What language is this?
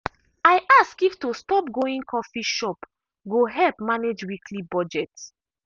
Nigerian Pidgin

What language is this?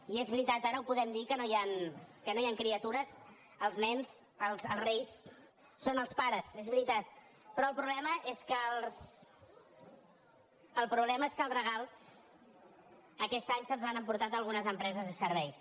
Catalan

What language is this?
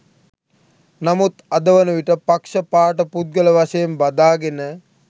Sinhala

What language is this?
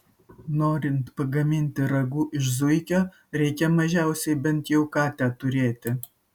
Lithuanian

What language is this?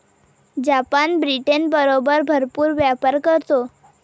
Marathi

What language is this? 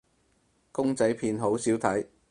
Cantonese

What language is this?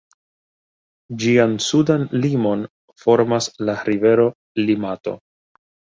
Esperanto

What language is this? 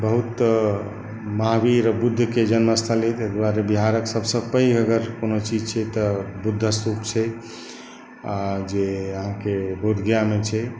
Maithili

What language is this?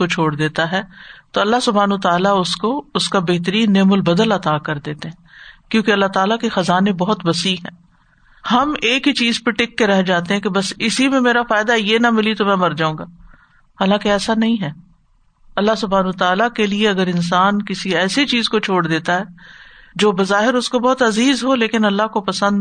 Urdu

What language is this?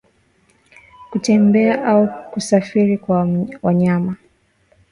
Swahili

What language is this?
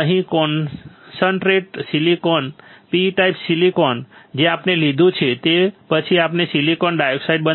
Gujarati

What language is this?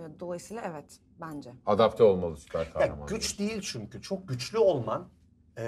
Turkish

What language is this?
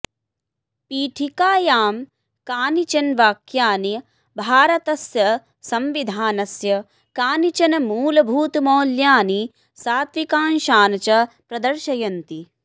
Sanskrit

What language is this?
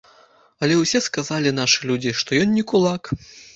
Belarusian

